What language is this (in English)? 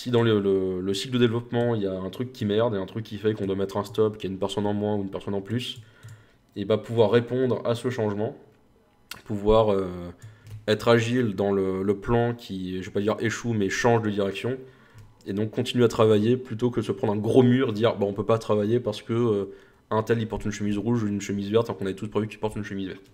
French